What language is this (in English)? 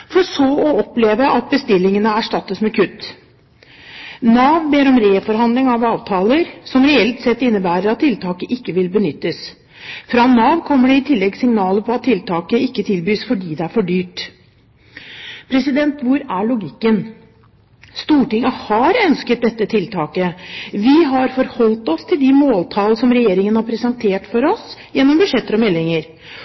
Norwegian Bokmål